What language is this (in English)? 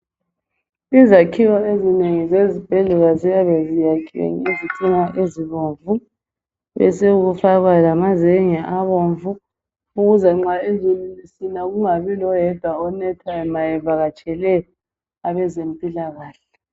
North Ndebele